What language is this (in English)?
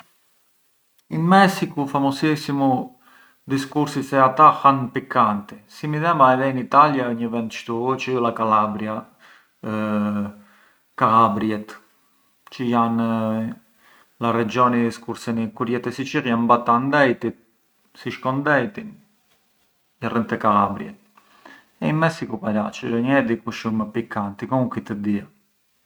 Arbëreshë Albanian